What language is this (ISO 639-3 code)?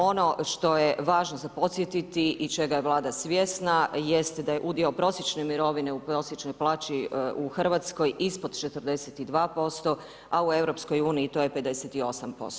hrv